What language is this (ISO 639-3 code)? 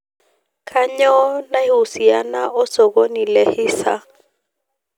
mas